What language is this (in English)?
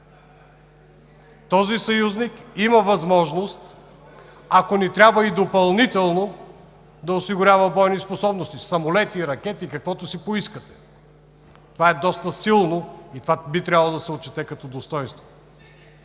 Bulgarian